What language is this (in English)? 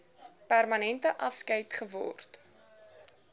Afrikaans